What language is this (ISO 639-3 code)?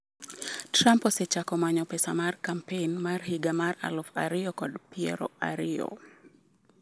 luo